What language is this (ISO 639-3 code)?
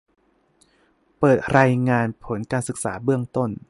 tha